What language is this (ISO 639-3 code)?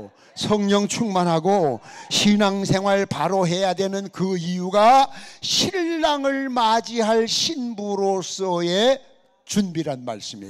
kor